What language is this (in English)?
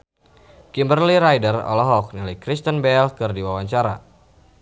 Sundanese